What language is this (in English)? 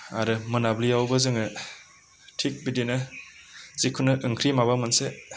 Bodo